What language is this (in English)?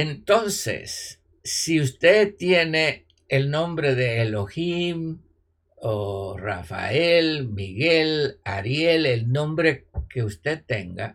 Spanish